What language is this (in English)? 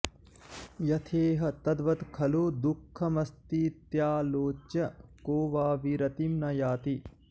Sanskrit